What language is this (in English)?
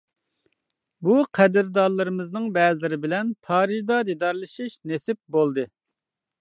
Uyghur